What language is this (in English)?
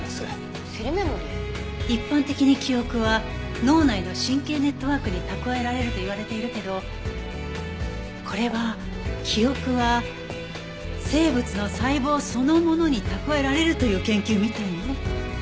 Japanese